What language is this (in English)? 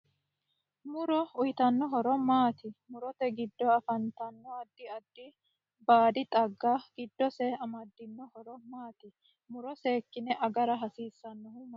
Sidamo